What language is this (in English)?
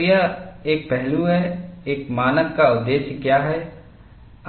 Hindi